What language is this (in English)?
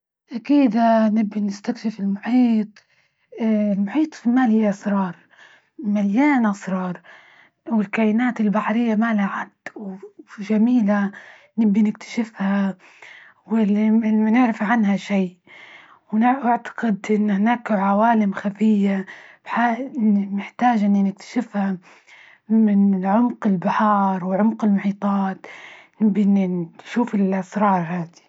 Libyan Arabic